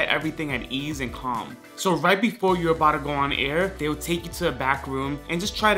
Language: English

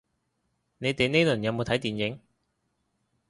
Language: Cantonese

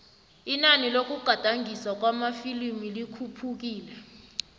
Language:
South Ndebele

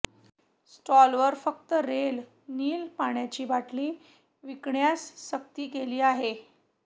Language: Marathi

